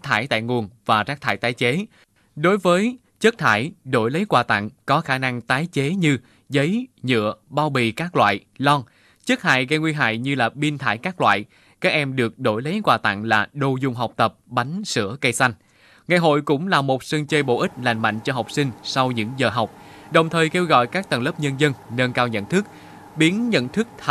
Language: Vietnamese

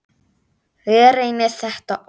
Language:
Icelandic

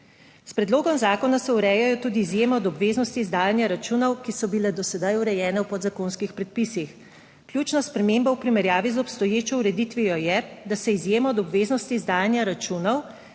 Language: Slovenian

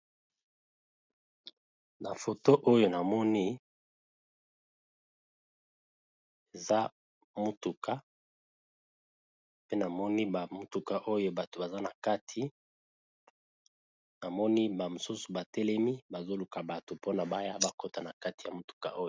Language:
Lingala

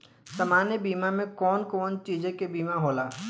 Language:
Bhojpuri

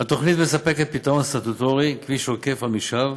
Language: Hebrew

